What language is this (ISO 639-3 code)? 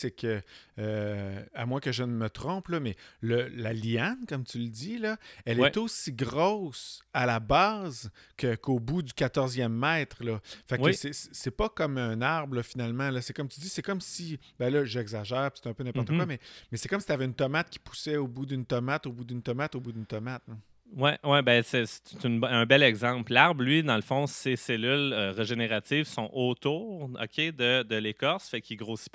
fra